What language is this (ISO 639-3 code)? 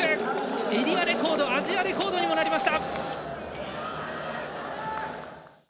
jpn